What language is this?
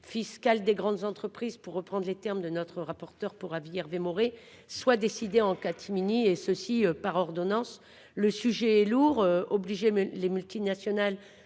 French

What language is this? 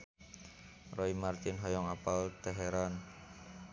Sundanese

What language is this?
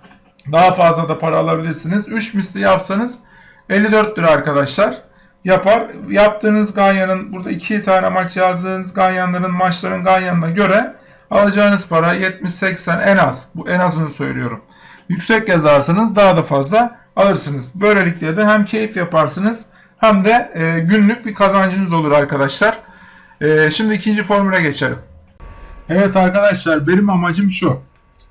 Turkish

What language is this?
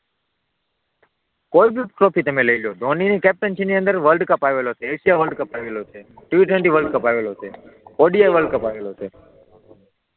Gujarati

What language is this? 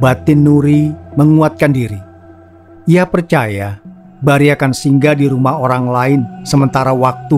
Indonesian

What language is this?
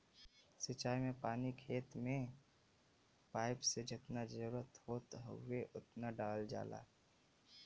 Bhojpuri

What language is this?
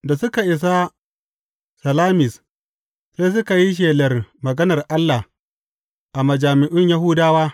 Hausa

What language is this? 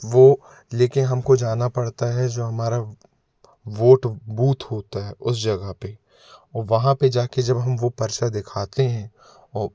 Hindi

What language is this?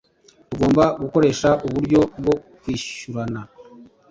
Kinyarwanda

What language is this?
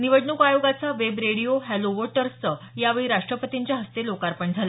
Marathi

